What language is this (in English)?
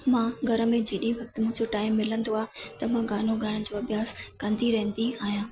Sindhi